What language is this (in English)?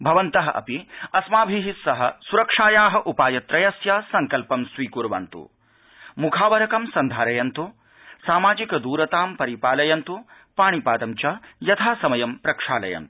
Sanskrit